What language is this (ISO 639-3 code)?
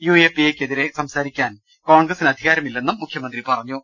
mal